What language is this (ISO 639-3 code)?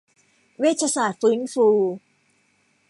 tha